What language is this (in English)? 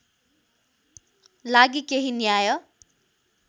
Nepali